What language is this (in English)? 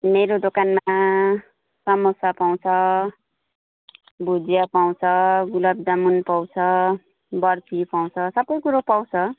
Nepali